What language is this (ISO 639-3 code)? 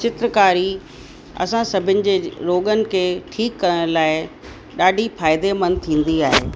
snd